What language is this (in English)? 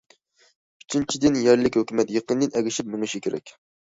Uyghur